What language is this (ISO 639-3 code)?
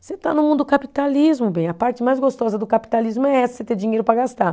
por